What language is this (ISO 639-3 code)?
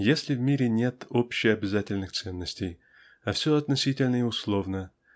rus